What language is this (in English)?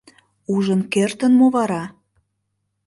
Mari